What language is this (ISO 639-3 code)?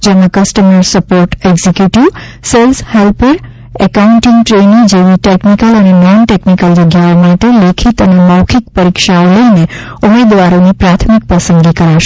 guj